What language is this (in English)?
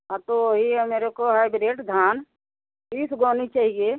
Hindi